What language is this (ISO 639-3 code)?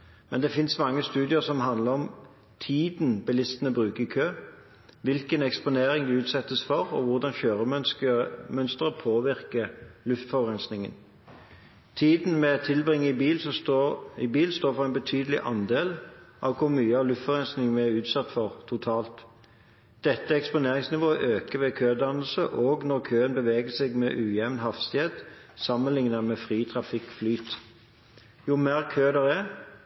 nob